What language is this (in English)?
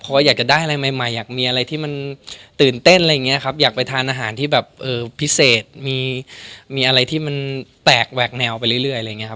Thai